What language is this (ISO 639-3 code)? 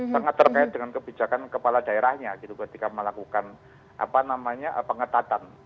ind